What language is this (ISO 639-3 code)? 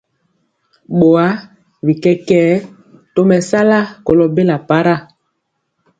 mcx